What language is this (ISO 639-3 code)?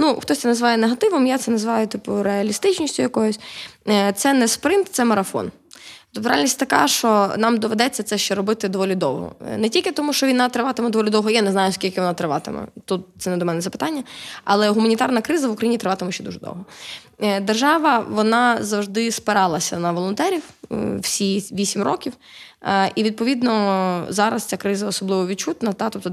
ukr